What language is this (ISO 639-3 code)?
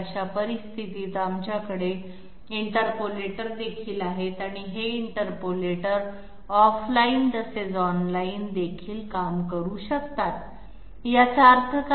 mar